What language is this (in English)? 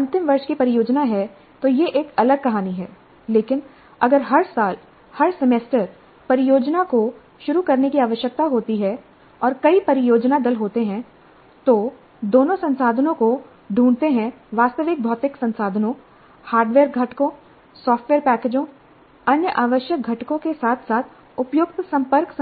Hindi